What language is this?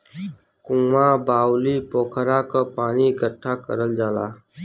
Bhojpuri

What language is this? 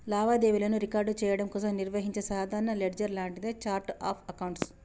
Telugu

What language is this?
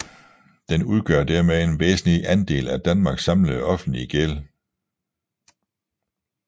Danish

